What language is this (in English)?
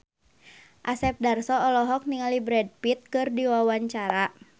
Sundanese